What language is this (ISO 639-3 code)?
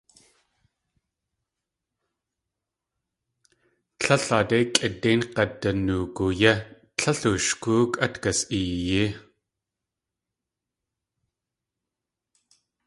tli